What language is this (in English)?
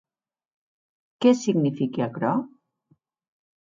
Occitan